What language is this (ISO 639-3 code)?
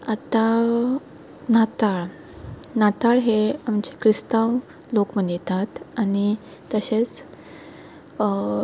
kok